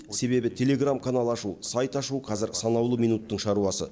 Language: Kazakh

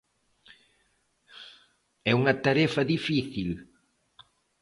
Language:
Galician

